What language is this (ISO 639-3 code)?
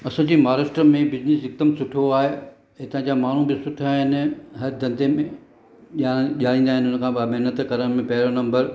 snd